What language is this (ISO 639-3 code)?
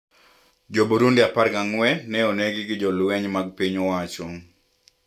luo